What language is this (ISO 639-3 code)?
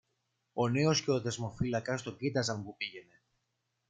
ell